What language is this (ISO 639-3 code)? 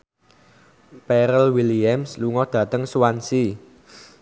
jav